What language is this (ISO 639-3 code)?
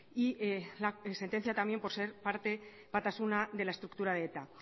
spa